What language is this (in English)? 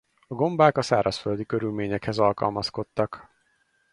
Hungarian